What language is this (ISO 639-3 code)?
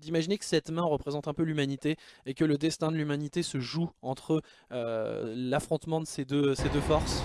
fra